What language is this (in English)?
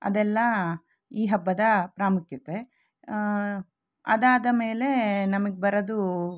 Kannada